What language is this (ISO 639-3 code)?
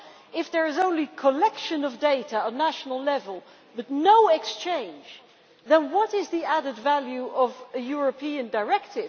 eng